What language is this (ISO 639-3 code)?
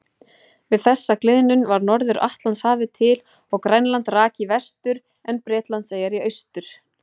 isl